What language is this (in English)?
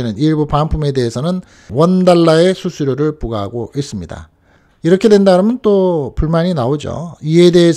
Korean